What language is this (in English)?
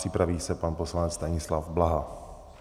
Czech